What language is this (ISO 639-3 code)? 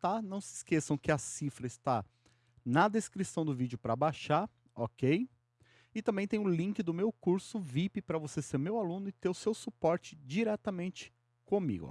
por